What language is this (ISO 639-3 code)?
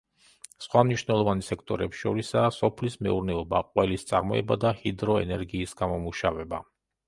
kat